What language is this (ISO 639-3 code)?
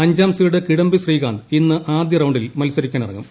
mal